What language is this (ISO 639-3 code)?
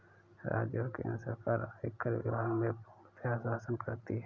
hin